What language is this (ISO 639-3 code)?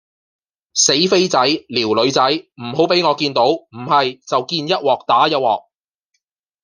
yue